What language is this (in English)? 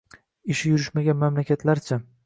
Uzbek